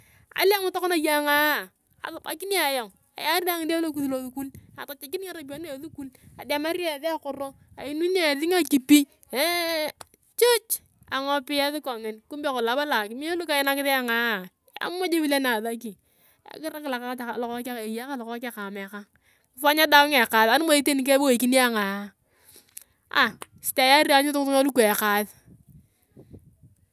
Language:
Turkana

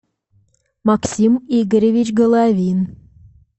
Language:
Russian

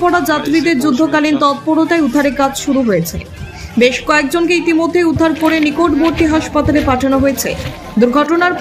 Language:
Bangla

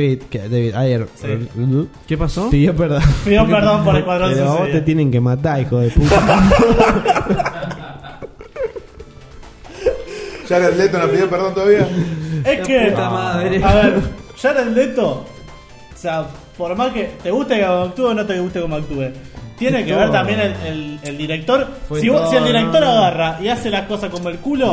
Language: Spanish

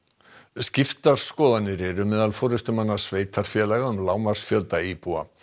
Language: Icelandic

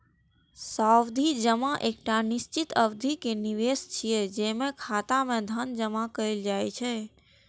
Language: Maithili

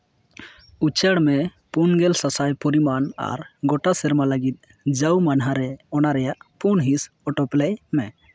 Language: Santali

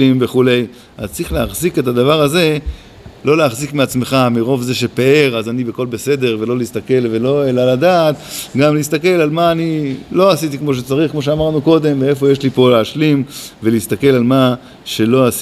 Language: Hebrew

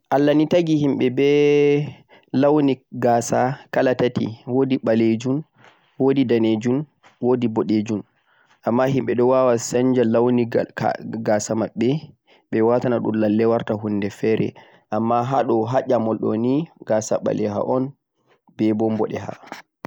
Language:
Central-Eastern Niger Fulfulde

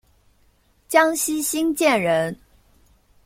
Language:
Chinese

